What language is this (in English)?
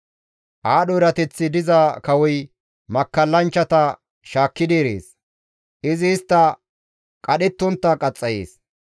Gamo